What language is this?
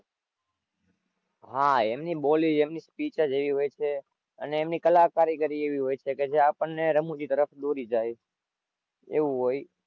Gujarati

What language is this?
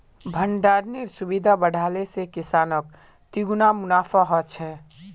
Magahi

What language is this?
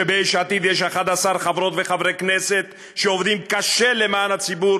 Hebrew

